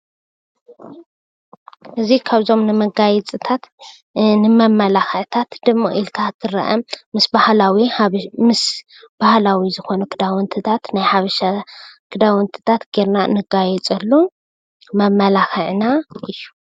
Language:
Tigrinya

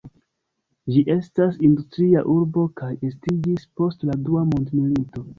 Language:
Esperanto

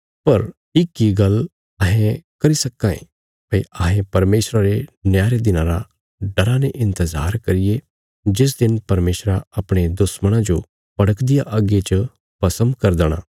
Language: Bilaspuri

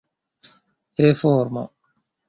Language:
Esperanto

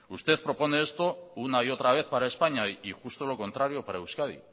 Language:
Spanish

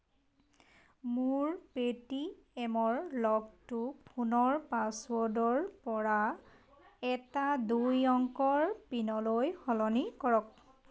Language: Assamese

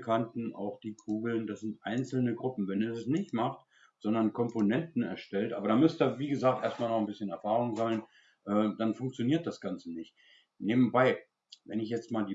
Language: German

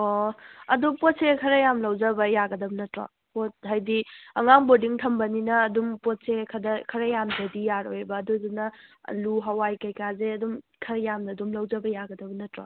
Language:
Manipuri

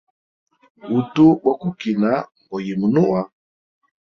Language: Hemba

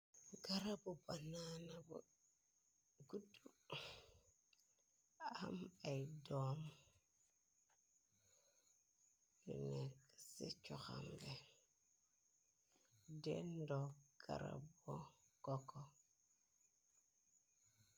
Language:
Wolof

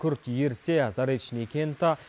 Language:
Kazakh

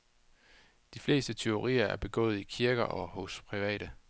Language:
Danish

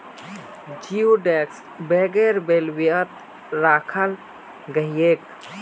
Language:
Magahi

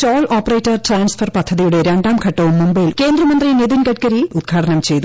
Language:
Malayalam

